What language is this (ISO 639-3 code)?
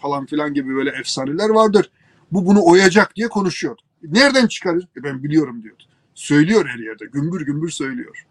tur